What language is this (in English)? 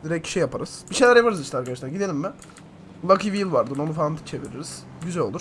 Turkish